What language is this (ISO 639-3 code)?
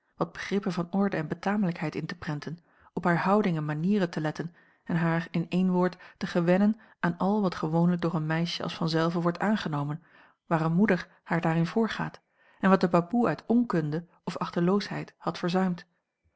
nld